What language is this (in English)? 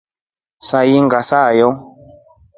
Rombo